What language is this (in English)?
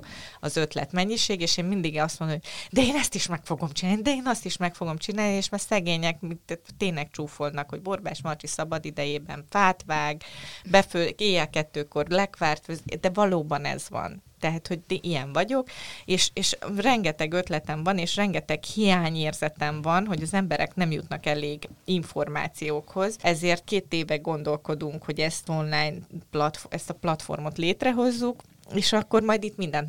Hungarian